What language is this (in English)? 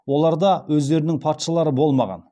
Kazakh